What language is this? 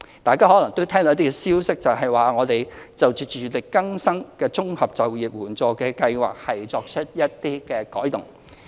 Cantonese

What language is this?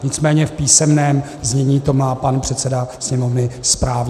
Czech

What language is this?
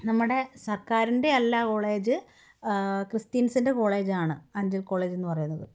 Malayalam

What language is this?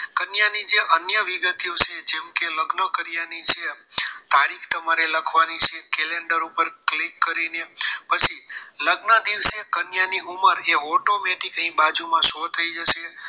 Gujarati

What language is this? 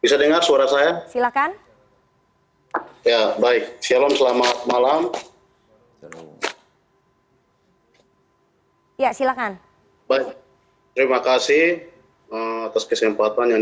Indonesian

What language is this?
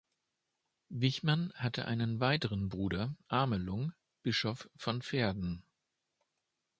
German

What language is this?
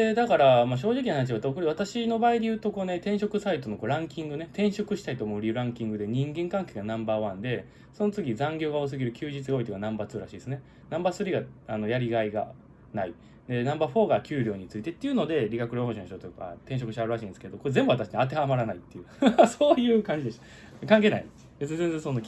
Japanese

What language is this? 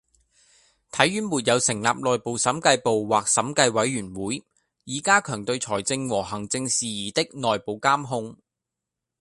Cantonese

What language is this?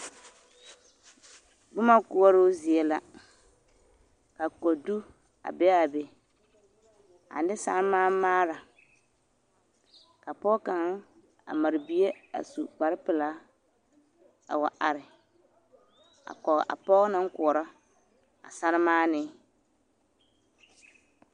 Southern Dagaare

